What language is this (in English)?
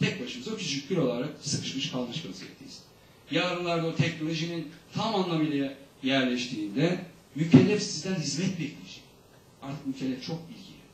Turkish